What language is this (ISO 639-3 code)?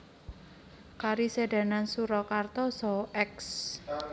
jav